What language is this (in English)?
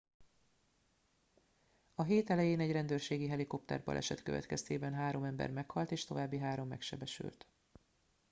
Hungarian